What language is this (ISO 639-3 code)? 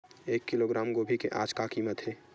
hne